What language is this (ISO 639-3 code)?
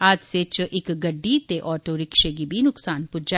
doi